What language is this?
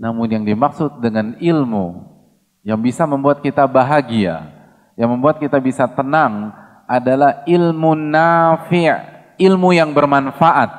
Indonesian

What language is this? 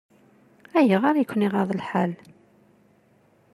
Kabyle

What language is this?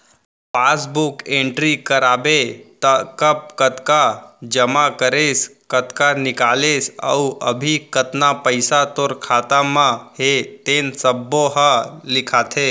Chhattisgarhi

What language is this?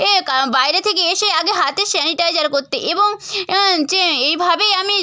Bangla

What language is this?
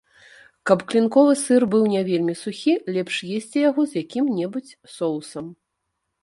Belarusian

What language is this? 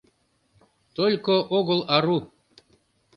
Mari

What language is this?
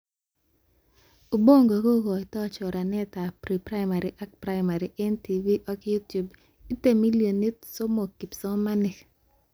Kalenjin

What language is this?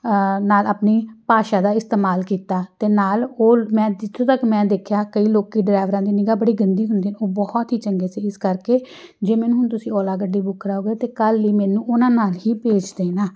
Punjabi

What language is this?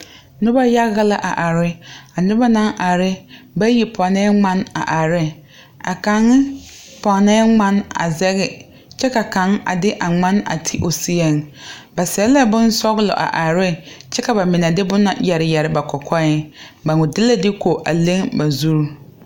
Southern Dagaare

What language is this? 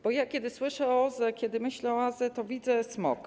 Polish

